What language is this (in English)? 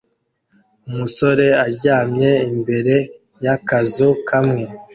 Kinyarwanda